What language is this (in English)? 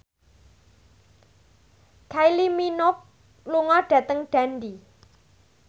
Javanese